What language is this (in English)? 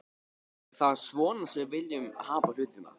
Icelandic